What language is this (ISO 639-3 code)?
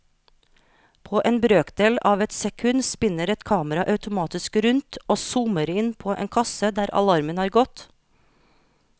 nor